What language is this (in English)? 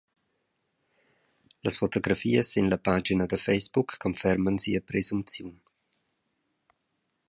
Romansh